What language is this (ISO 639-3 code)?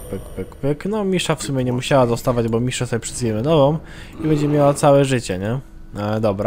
pol